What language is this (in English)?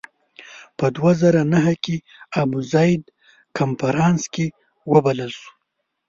Pashto